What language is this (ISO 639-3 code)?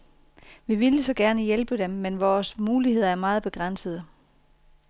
dan